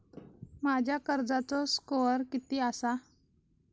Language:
Marathi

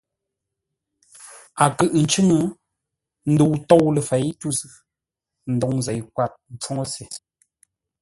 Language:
Ngombale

